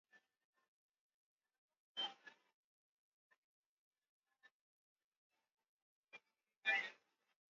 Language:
Swahili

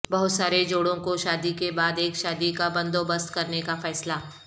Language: Urdu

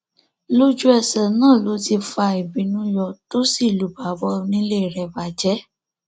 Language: Yoruba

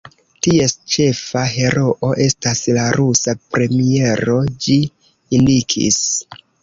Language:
Esperanto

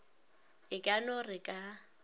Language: Northern Sotho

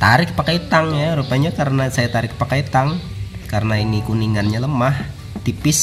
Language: Indonesian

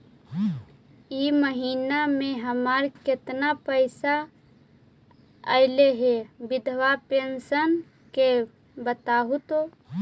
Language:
Magahi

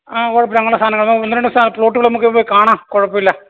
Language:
Malayalam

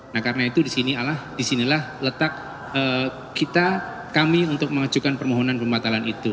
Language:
Indonesian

